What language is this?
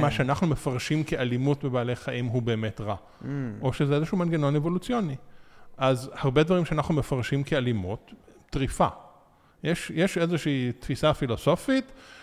Hebrew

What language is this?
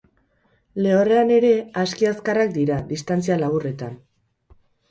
Basque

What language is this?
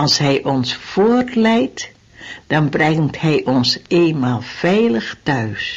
Dutch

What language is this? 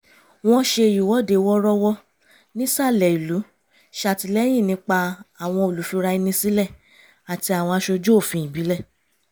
Yoruba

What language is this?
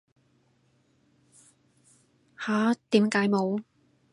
Cantonese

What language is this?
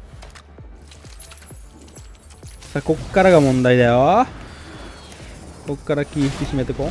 Japanese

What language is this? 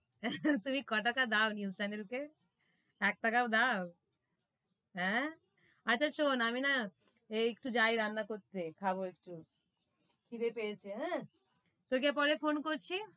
Bangla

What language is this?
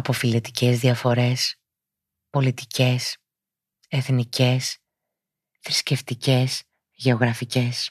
Greek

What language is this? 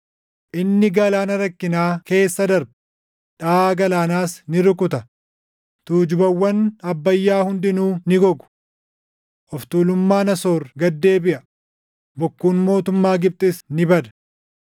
Oromo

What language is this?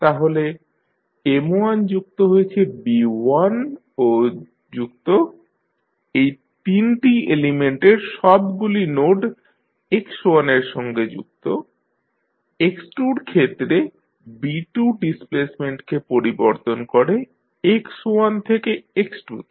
Bangla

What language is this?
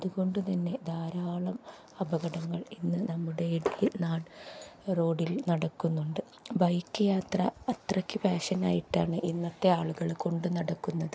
Malayalam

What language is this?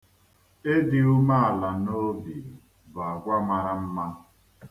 Igbo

